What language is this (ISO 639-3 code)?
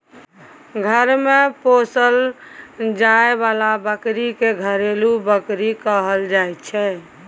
mai